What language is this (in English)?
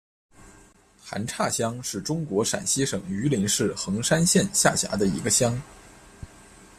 Chinese